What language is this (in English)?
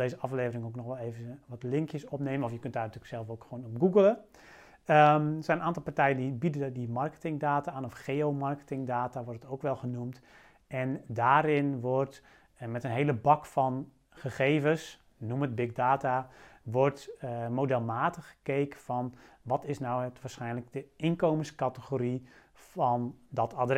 Dutch